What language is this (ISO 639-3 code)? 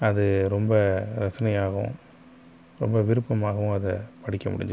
tam